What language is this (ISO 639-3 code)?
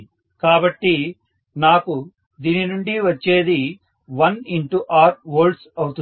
tel